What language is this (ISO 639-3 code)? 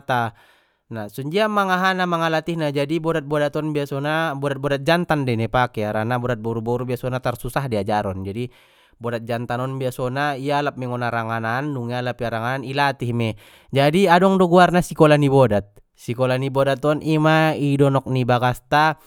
btm